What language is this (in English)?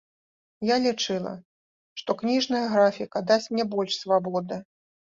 Belarusian